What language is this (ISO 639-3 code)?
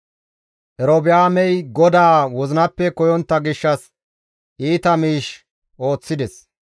gmv